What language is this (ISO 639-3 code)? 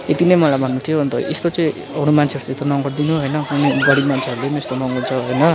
nep